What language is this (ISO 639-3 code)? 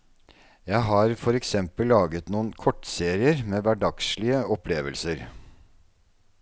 nor